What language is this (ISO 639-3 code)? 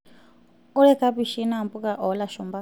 mas